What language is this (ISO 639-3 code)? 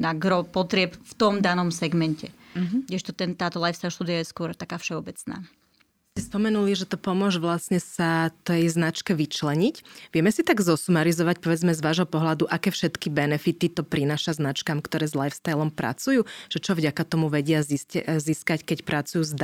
slk